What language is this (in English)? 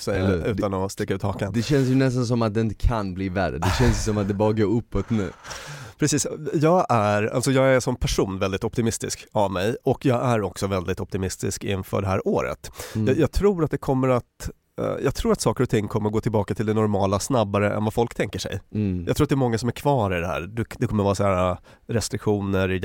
Swedish